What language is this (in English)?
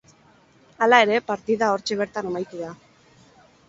Basque